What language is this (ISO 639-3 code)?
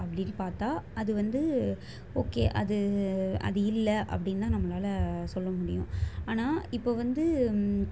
tam